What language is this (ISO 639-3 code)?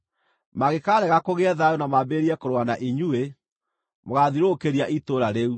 kik